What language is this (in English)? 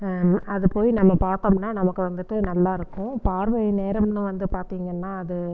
Tamil